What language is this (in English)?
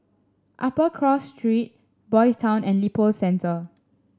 English